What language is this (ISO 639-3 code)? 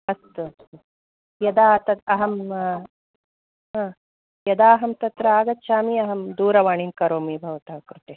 san